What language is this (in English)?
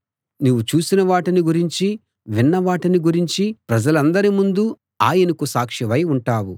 Telugu